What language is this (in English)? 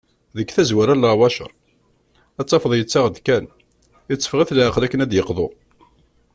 Kabyle